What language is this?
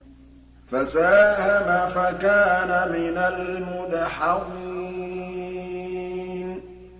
Arabic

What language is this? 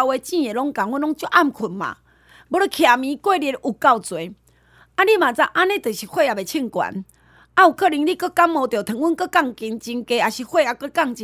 Chinese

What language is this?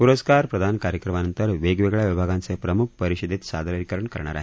Marathi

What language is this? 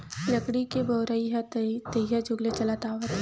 Chhattisgarhi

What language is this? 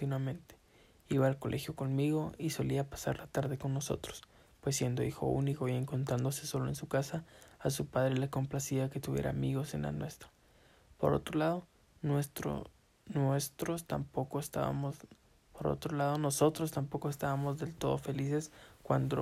Spanish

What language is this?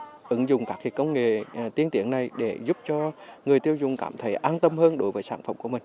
Vietnamese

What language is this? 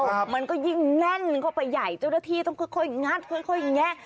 Thai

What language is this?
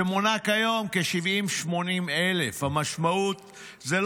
Hebrew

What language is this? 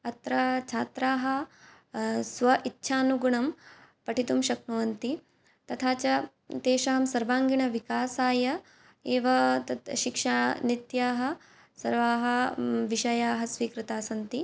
Sanskrit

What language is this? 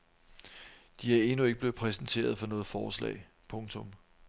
Danish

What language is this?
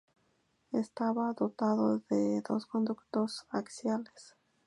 Spanish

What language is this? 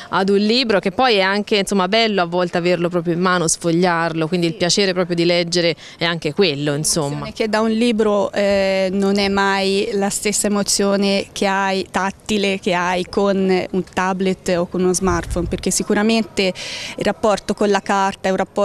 Italian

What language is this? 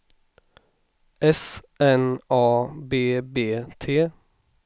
Swedish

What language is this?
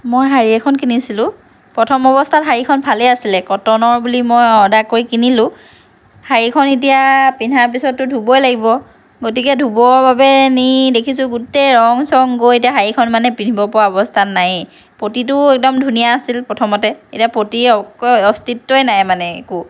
Assamese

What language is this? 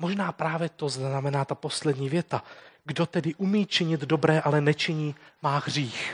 Czech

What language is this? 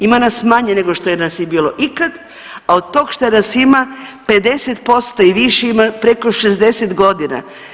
Croatian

